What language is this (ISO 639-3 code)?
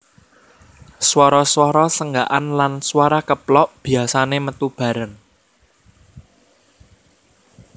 jav